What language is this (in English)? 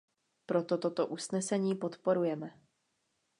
Czech